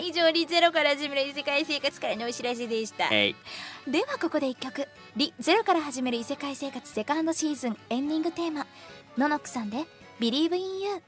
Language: Japanese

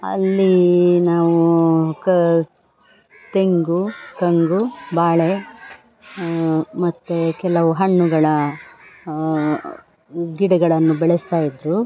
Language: Kannada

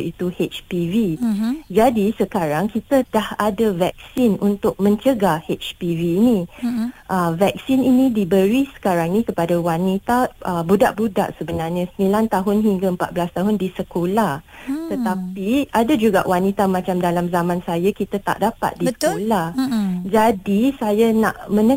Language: Malay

